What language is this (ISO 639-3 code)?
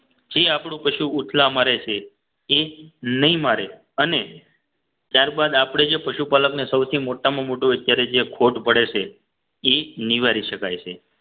guj